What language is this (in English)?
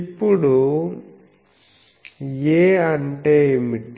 Telugu